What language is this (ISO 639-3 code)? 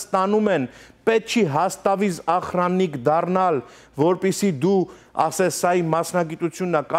hin